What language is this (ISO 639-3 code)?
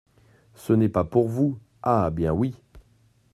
fra